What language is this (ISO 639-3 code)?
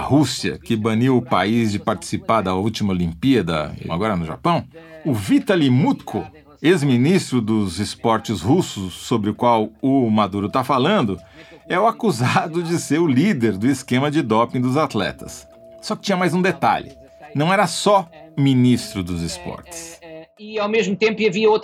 por